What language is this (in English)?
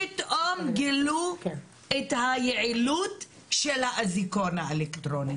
Hebrew